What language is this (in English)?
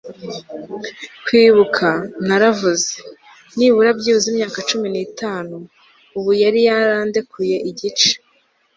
Kinyarwanda